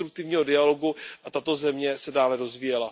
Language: Czech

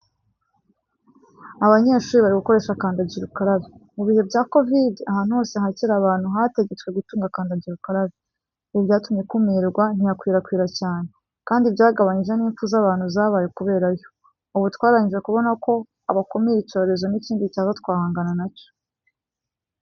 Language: Kinyarwanda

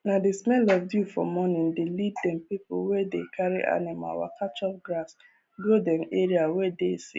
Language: Nigerian Pidgin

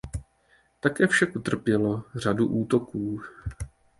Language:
Czech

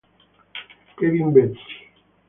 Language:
Italian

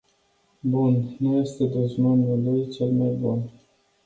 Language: Romanian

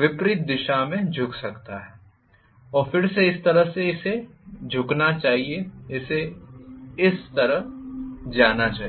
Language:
Hindi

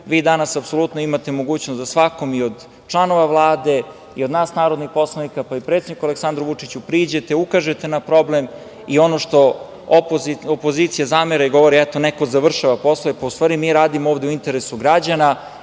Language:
Serbian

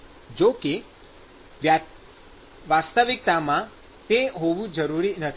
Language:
Gujarati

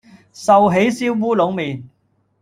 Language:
Cantonese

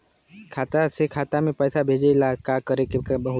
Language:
Bhojpuri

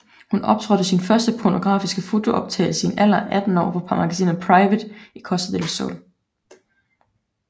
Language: Danish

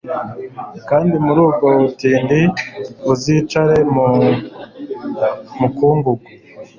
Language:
Kinyarwanda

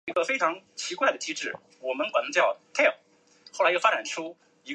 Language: Chinese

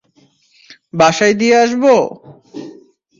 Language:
Bangla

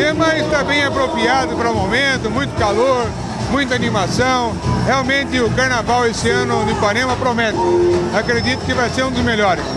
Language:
Portuguese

